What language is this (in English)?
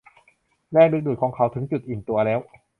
Thai